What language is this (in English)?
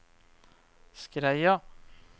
Norwegian